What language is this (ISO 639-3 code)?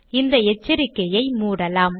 tam